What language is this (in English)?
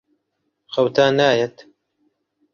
Central Kurdish